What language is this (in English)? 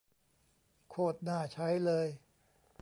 Thai